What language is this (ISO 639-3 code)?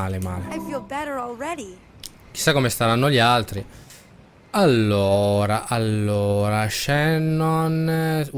ita